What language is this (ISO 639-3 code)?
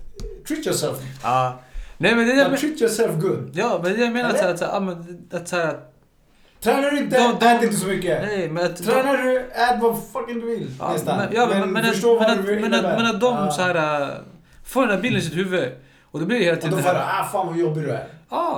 swe